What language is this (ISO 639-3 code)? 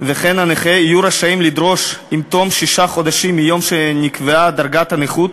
heb